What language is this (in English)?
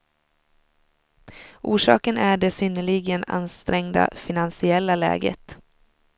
Swedish